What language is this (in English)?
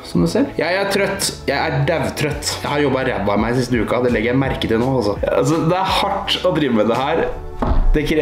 Norwegian